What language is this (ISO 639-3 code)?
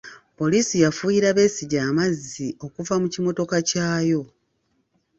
lug